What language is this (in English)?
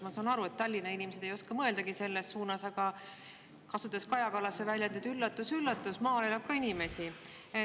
Estonian